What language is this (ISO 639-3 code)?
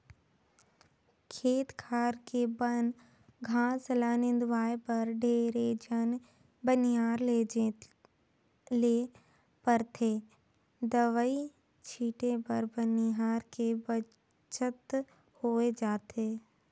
hne